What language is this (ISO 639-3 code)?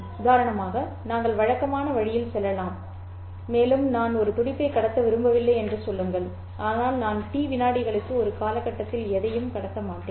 tam